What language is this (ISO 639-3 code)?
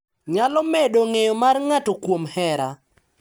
luo